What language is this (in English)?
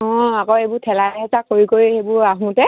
Assamese